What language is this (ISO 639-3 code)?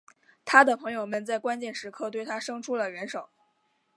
zho